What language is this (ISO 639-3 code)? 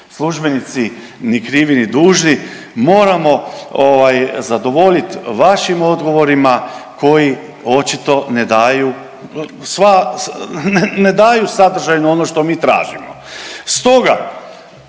hrv